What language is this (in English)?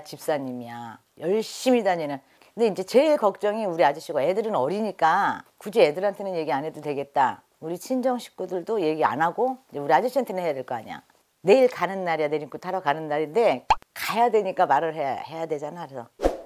Korean